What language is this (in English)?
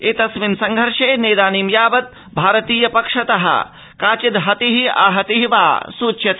Sanskrit